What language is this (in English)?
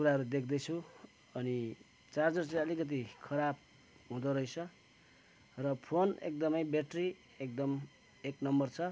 Nepali